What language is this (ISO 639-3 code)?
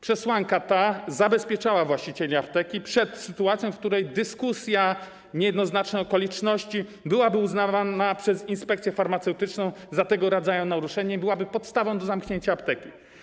pol